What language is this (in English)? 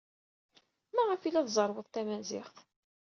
Kabyle